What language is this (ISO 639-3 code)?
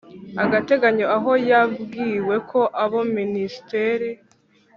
kin